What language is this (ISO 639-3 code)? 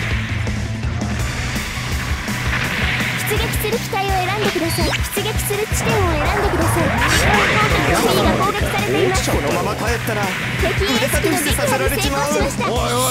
jpn